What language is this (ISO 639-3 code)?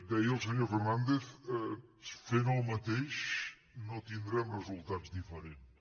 cat